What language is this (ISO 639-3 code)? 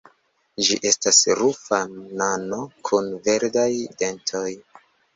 epo